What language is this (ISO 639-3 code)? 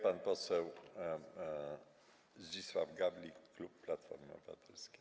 pol